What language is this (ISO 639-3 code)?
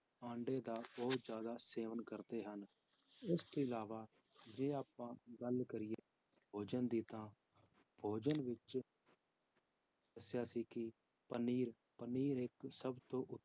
pan